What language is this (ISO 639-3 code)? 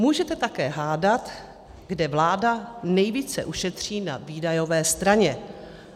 ces